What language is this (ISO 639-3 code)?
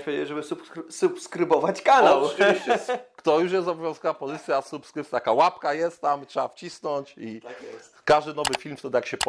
pol